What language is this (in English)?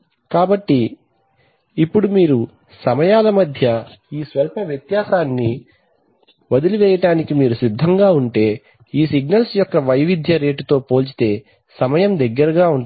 Telugu